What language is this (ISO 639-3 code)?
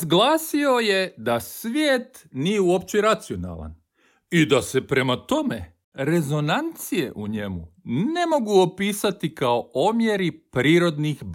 hrv